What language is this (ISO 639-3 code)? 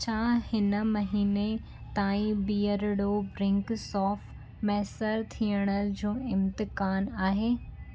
snd